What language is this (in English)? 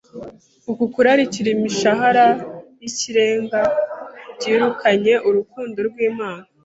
Kinyarwanda